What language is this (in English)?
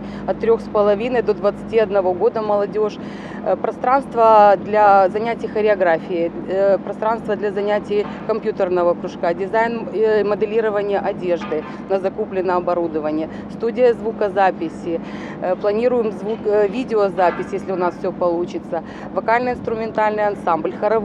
Russian